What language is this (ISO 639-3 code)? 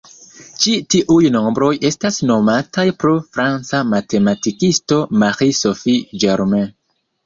epo